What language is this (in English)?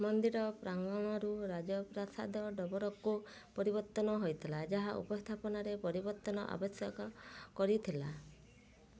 Odia